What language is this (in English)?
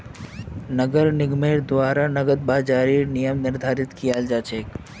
Magahi